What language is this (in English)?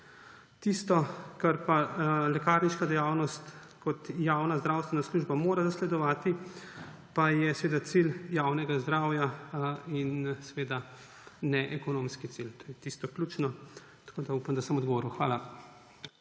Slovenian